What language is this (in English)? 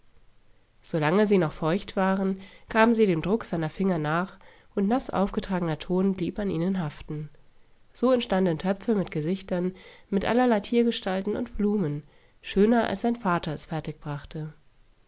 German